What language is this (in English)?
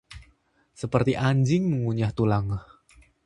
Indonesian